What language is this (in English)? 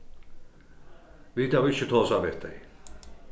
Faroese